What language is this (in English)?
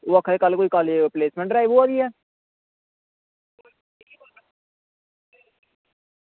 Dogri